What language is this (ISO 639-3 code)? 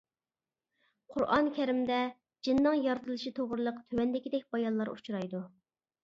uig